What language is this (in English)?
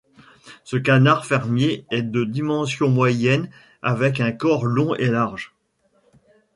French